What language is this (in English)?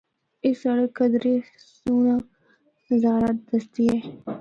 Northern Hindko